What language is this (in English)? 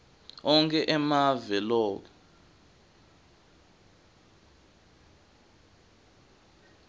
Swati